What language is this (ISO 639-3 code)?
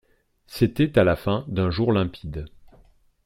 fra